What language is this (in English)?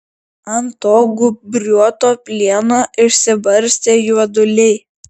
Lithuanian